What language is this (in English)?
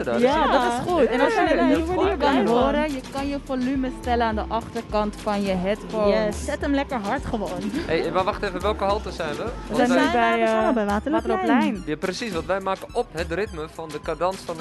Dutch